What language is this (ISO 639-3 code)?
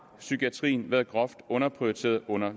dan